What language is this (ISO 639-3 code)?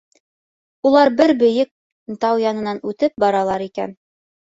bak